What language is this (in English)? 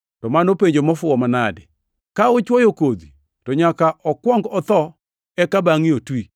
Luo (Kenya and Tanzania)